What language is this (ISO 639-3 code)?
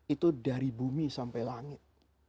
ind